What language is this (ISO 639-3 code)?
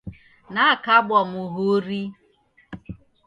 dav